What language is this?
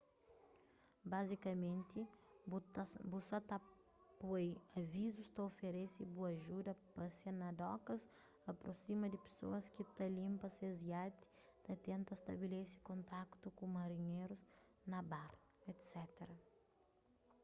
Kabuverdianu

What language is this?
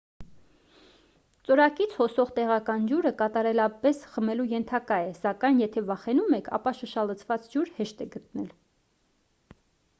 Armenian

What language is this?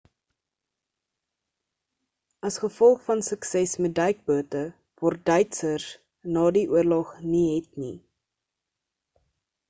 Afrikaans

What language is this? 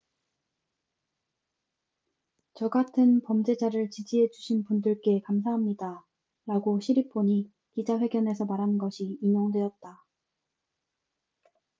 Korean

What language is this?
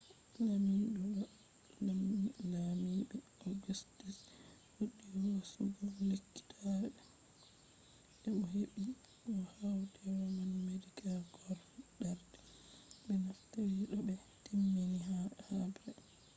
Fula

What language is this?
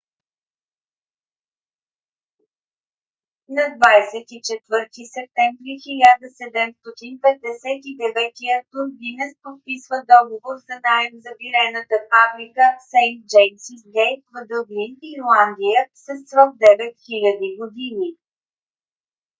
Bulgarian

